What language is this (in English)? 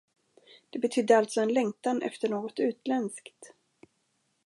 Swedish